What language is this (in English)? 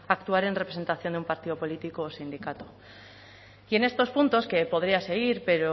Spanish